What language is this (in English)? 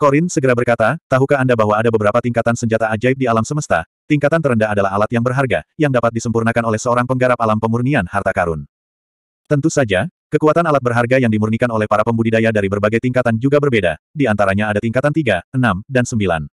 Indonesian